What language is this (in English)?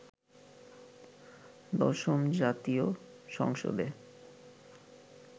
Bangla